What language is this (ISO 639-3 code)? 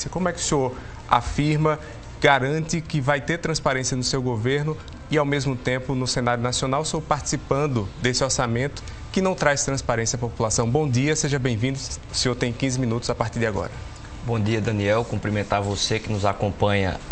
por